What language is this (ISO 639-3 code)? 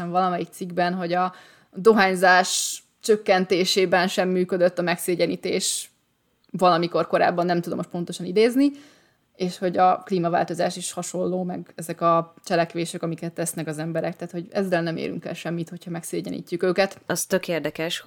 hun